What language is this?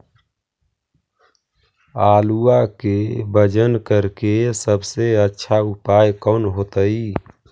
Magahi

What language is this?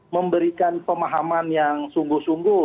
Indonesian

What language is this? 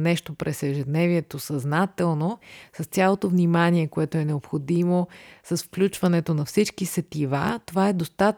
Bulgarian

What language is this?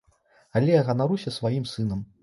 Belarusian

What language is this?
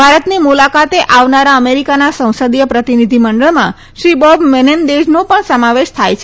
Gujarati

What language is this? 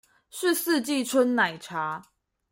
Chinese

